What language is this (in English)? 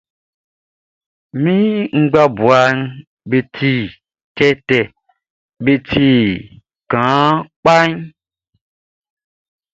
Baoulé